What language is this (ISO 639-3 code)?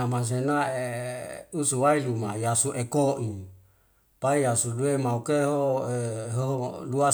weo